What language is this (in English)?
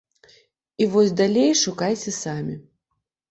Belarusian